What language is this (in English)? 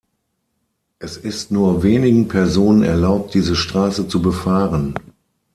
German